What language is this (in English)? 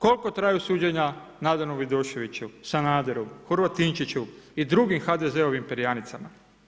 Croatian